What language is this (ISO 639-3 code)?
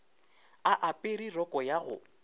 nso